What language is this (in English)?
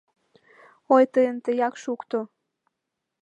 Mari